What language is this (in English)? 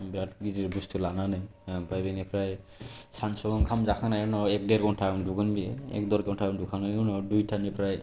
Bodo